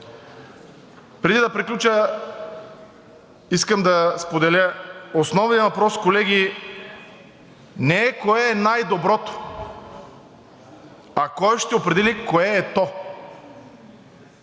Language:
Bulgarian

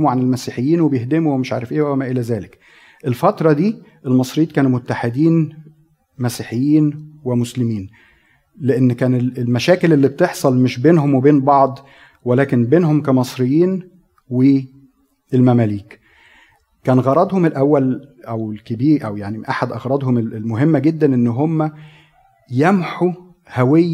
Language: Arabic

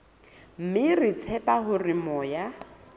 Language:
Southern Sotho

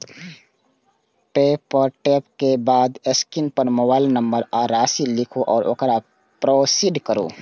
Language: Maithili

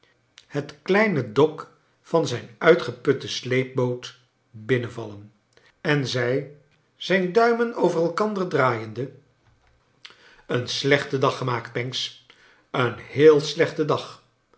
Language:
Dutch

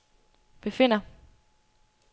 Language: Danish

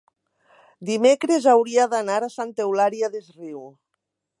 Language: Catalan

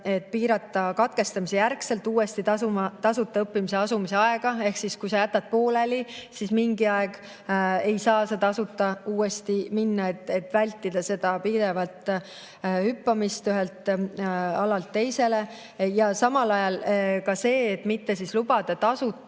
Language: Estonian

